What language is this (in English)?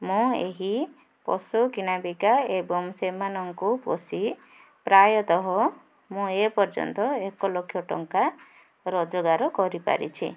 Odia